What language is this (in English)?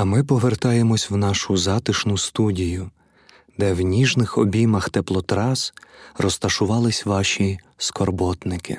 Ukrainian